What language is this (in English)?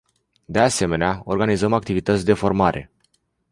Romanian